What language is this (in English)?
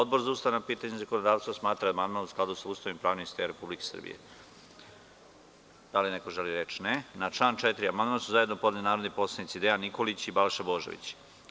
Serbian